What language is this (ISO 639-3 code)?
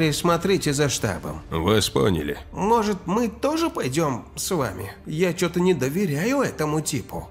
rus